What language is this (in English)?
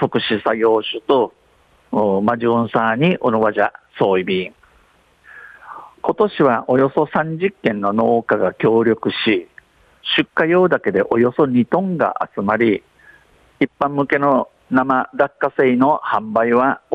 Japanese